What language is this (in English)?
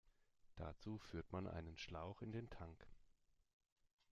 German